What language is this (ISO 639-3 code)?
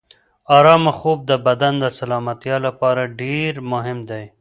pus